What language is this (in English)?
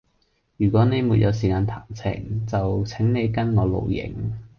Cantonese